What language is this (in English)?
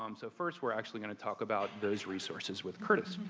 English